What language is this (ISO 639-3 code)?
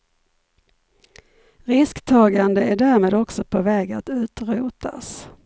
swe